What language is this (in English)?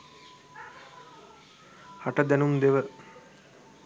Sinhala